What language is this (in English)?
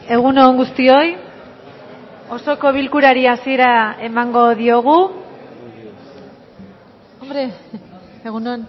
Basque